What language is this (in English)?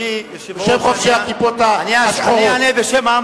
Hebrew